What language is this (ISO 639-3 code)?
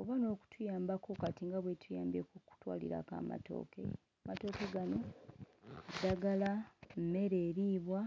lug